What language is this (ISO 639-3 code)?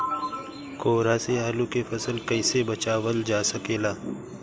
bho